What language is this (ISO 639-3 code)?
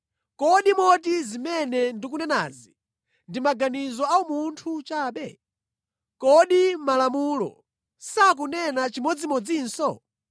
nya